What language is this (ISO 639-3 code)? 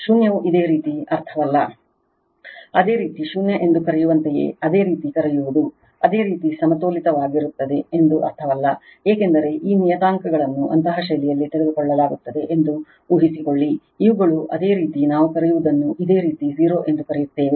kan